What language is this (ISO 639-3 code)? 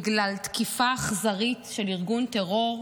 heb